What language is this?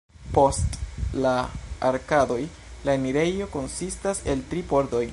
Esperanto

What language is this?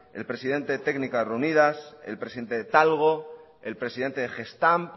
Spanish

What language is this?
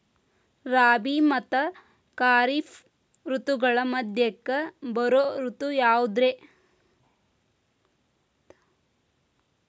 Kannada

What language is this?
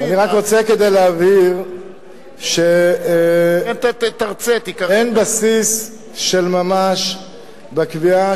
Hebrew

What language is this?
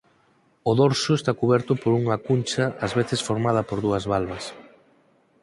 Galician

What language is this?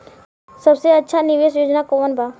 Bhojpuri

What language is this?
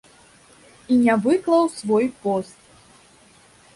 Belarusian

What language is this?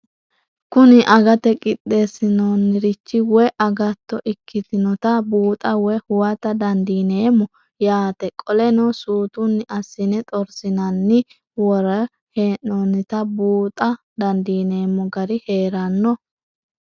Sidamo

